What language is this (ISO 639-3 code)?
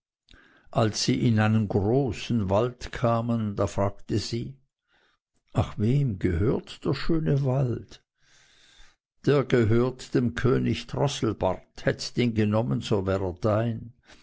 deu